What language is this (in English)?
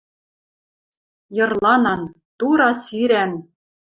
Western Mari